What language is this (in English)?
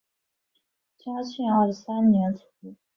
Chinese